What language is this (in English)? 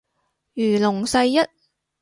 Cantonese